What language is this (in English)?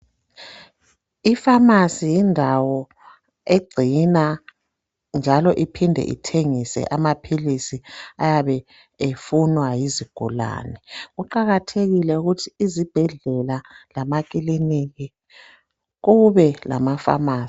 North Ndebele